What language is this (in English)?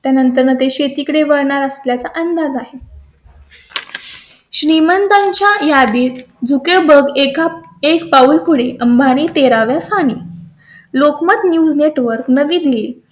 Marathi